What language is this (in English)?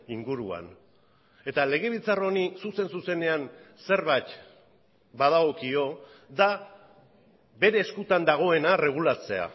Basque